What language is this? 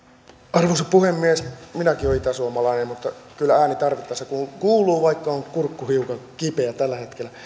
Finnish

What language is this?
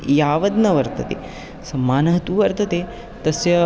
Sanskrit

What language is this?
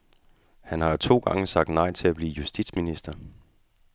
Danish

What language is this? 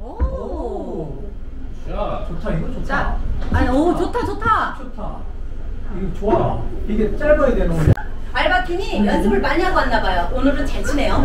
Korean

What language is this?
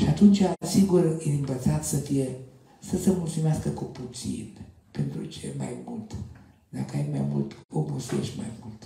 Romanian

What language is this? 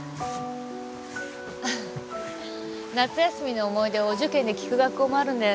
Japanese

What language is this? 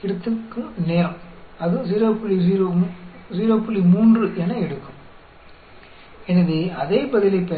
Hindi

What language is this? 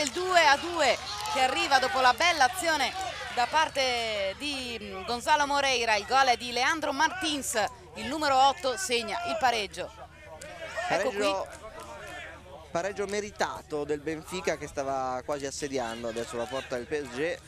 Italian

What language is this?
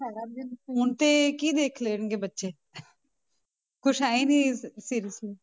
Punjabi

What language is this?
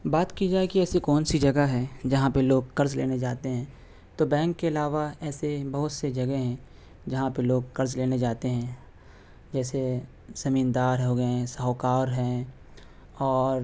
Urdu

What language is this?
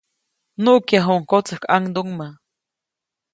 Copainalá Zoque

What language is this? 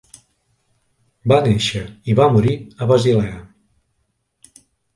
Catalan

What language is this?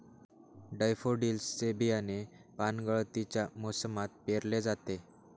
Marathi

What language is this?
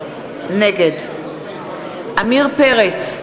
Hebrew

